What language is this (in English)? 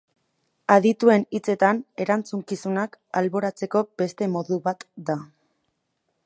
Basque